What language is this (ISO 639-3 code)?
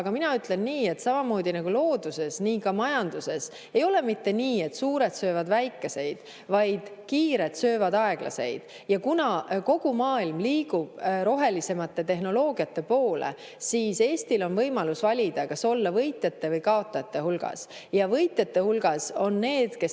est